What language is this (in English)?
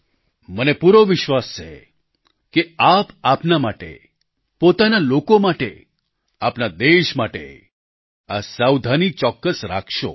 Gujarati